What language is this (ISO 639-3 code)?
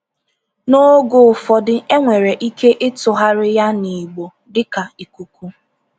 ibo